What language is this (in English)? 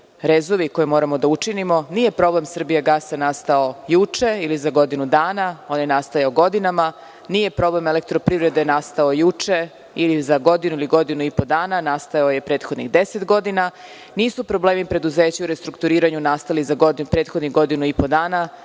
Serbian